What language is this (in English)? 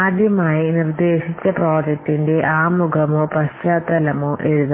Malayalam